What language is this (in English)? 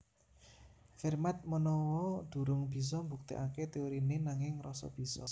Javanese